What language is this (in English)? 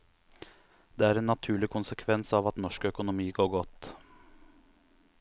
Norwegian